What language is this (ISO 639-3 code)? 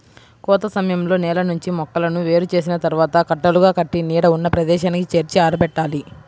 tel